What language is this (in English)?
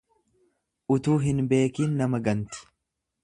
Oromo